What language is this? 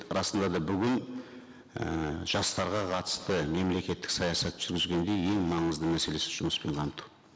Kazakh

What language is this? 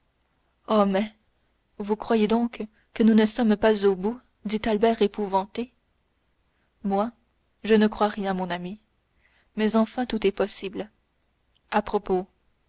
French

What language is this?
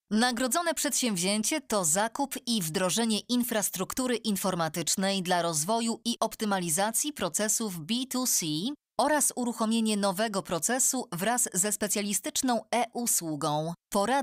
Polish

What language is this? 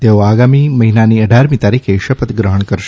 Gujarati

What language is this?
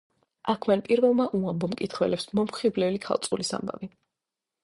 Georgian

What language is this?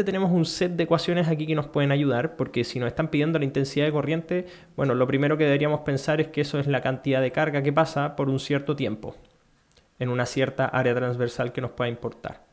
Spanish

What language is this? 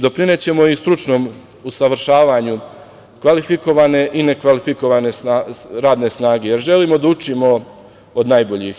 Serbian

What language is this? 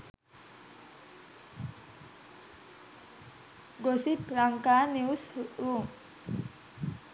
Sinhala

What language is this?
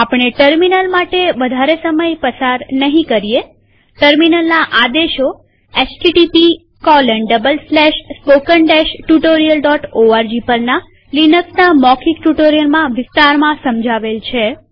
Gujarati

